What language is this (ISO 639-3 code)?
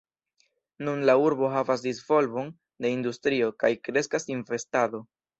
epo